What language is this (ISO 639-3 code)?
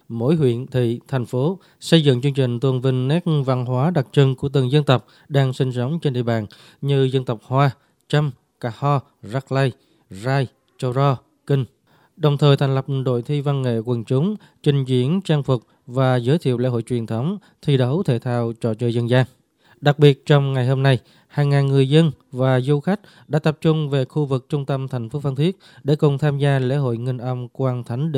vie